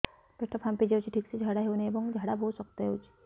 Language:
Odia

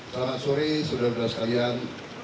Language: Indonesian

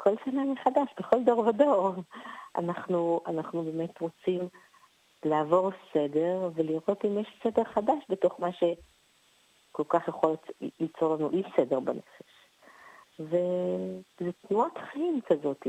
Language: Hebrew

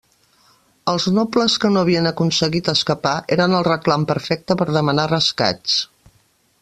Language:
Catalan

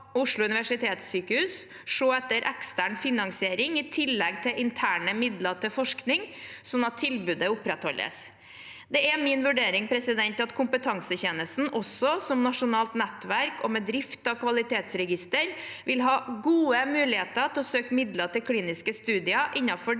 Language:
Norwegian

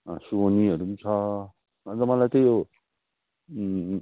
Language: Nepali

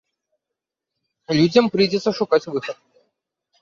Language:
Belarusian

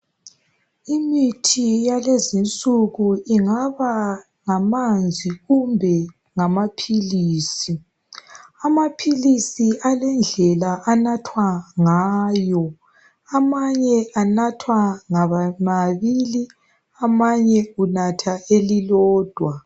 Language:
North Ndebele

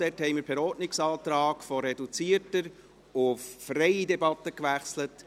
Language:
Swiss German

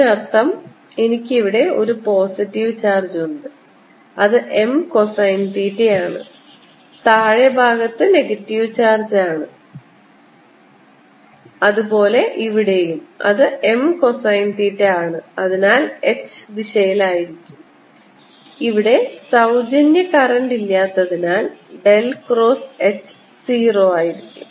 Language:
Malayalam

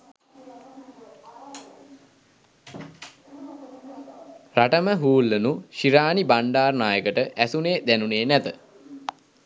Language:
Sinhala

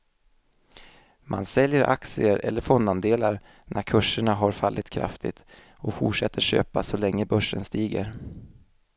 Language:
Swedish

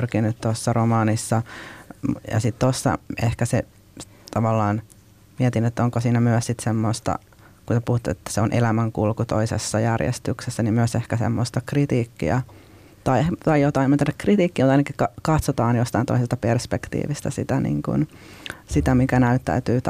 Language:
Finnish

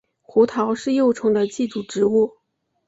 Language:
Chinese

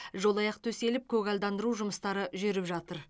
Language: Kazakh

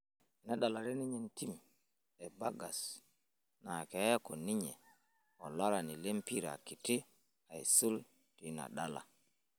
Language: Masai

